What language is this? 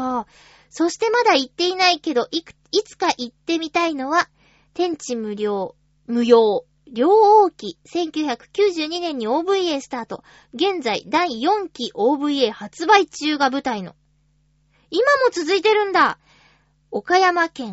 Japanese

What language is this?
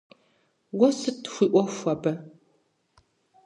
Kabardian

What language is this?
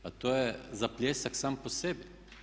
Croatian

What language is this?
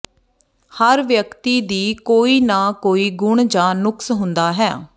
Punjabi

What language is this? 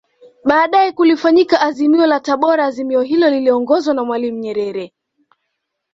Swahili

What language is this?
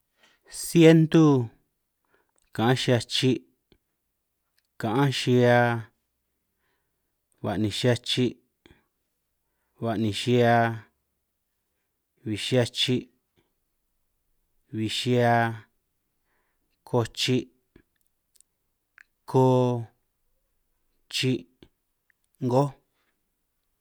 San Martín Itunyoso Triqui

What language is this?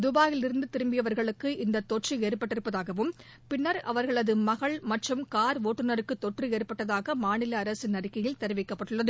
Tamil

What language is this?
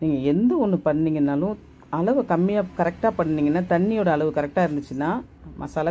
Arabic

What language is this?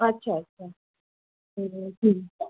Marathi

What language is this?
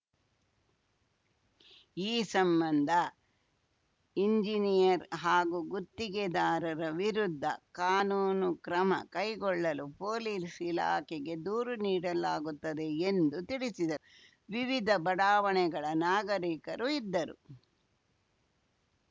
Kannada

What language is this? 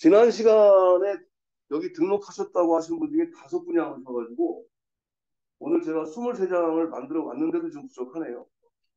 Korean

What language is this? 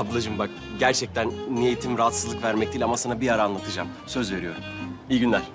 Turkish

